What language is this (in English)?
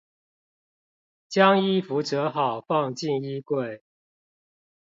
Chinese